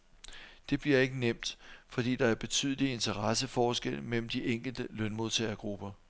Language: Danish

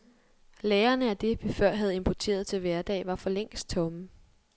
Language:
Danish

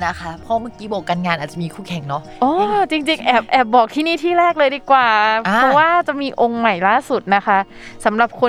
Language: Thai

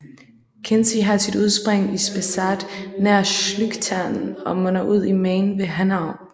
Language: Danish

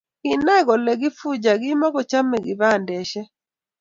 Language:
Kalenjin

